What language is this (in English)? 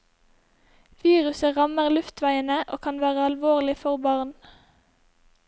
Norwegian